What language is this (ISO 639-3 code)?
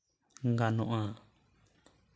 sat